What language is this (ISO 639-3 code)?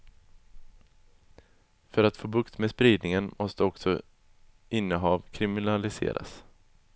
swe